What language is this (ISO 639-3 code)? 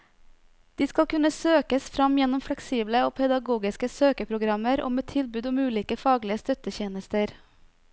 nor